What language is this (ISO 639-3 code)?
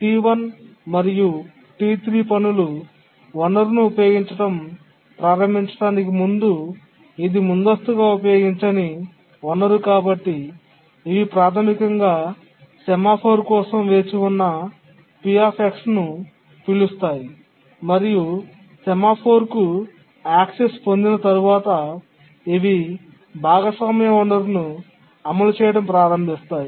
tel